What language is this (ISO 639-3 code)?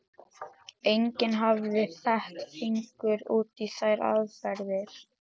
isl